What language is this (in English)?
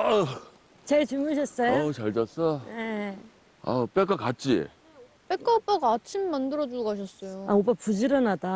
Korean